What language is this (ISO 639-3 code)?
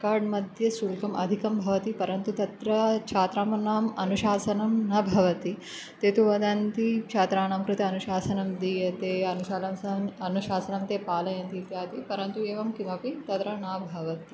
san